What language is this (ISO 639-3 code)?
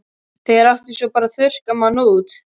isl